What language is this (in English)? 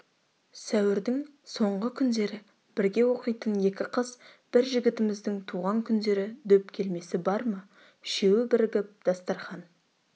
Kazakh